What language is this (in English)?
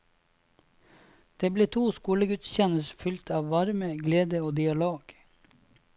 Norwegian